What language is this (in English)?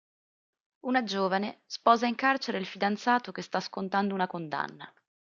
Italian